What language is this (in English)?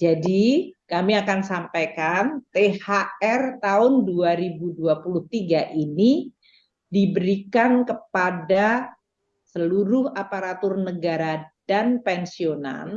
Indonesian